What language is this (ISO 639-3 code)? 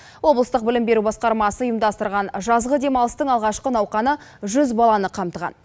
kaz